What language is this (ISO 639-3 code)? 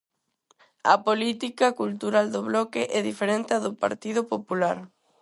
glg